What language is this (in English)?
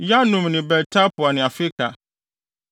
Akan